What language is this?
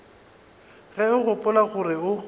Northern Sotho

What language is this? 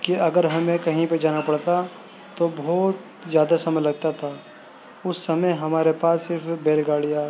Urdu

